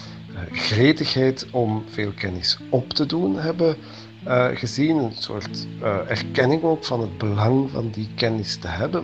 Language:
Dutch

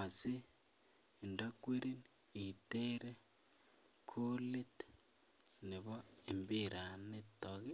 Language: Kalenjin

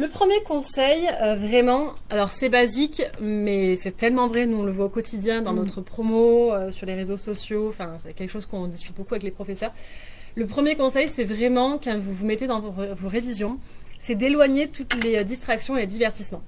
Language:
French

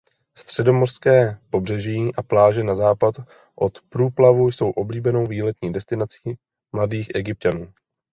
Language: Czech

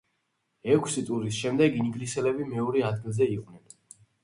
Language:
Georgian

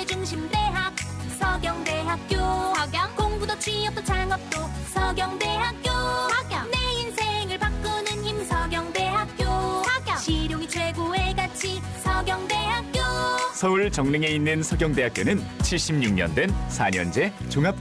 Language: Korean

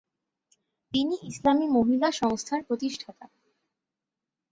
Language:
Bangla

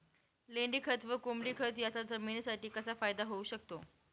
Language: Marathi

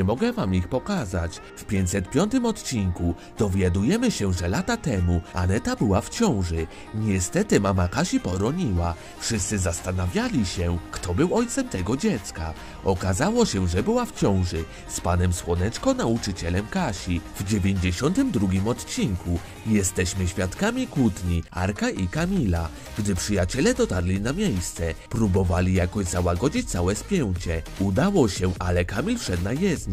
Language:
Polish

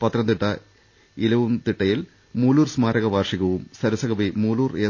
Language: Malayalam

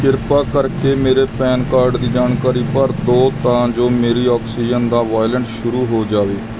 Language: Punjabi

